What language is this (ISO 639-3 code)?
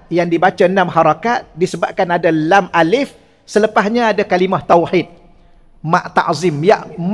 msa